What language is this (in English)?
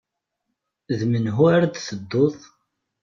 Kabyle